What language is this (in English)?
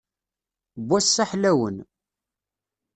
Kabyle